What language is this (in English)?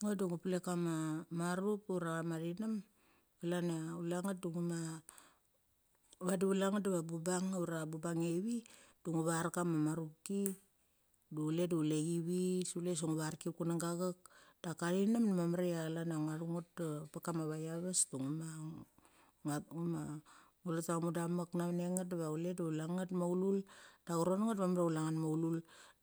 Mali